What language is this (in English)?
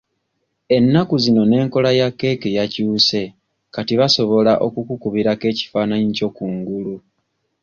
Ganda